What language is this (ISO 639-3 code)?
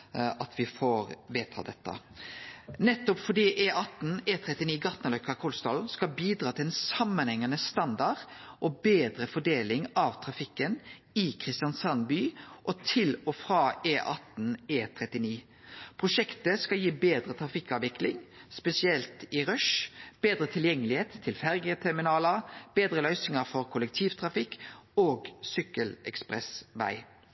nno